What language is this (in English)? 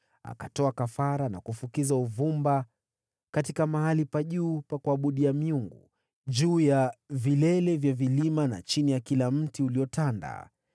Swahili